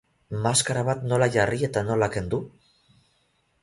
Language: Basque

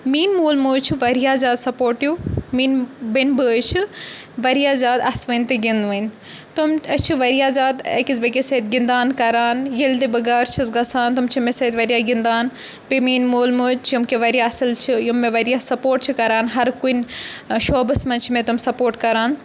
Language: Kashmiri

